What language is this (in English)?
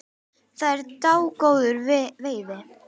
Icelandic